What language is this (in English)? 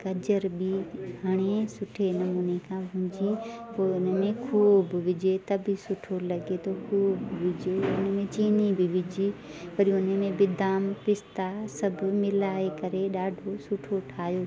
Sindhi